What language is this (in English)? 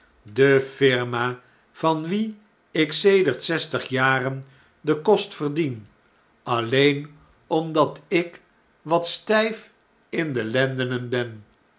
Dutch